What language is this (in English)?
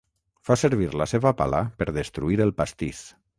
Catalan